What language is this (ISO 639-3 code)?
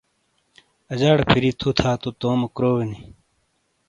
scl